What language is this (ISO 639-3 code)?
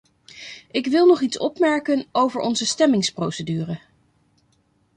nld